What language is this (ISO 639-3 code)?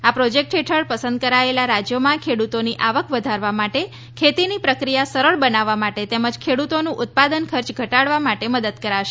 guj